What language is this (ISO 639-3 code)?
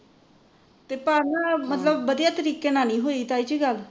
pan